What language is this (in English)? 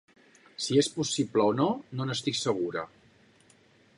Catalan